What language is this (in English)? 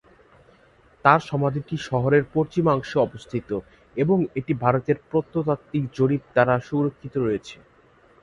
Bangla